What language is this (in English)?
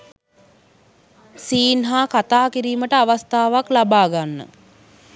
Sinhala